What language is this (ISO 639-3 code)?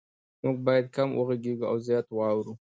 pus